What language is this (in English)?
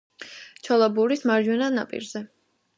Georgian